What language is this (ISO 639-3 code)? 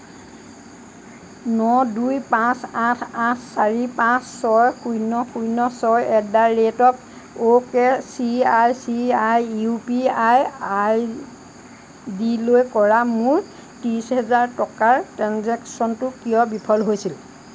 asm